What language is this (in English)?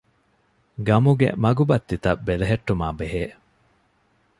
Divehi